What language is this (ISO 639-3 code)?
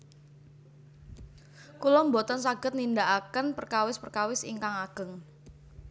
jav